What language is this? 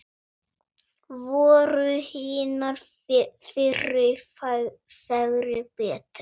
Icelandic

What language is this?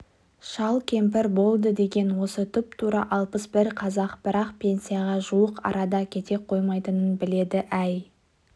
Kazakh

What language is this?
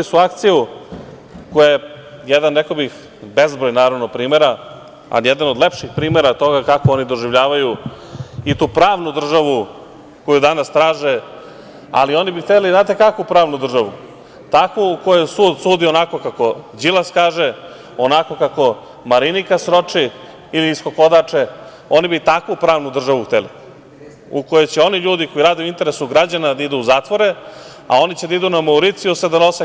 Serbian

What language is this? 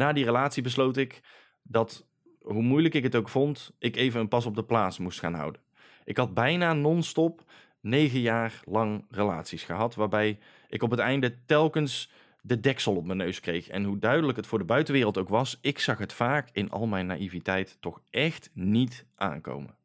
Dutch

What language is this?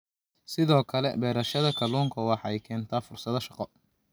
Somali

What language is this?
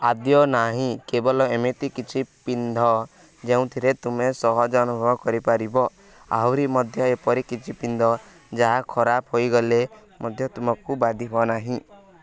Odia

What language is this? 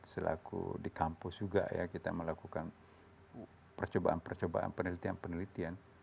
Indonesian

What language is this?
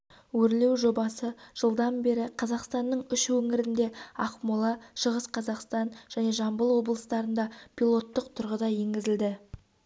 Kazakh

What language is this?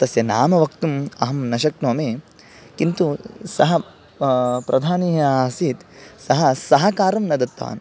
Sanskrit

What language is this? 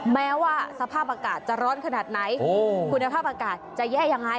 Thai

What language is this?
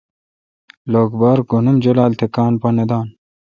Kalkoti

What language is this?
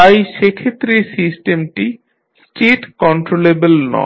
Bangla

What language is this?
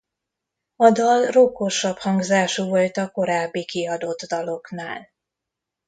Hungarian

